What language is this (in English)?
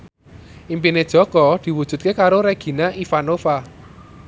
Javanese